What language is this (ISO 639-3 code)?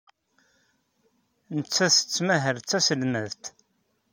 kab